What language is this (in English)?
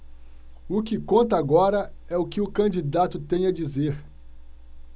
Portuguese